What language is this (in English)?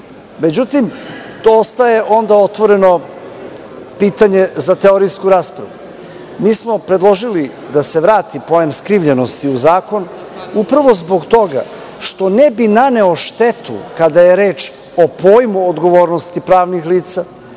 Serbian